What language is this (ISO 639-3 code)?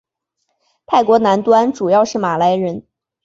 zho